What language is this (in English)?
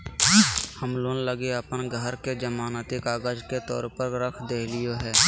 Magahi